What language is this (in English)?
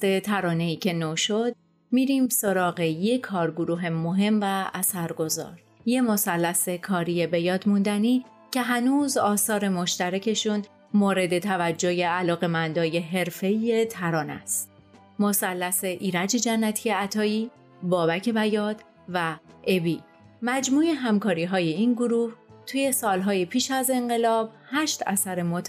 Persian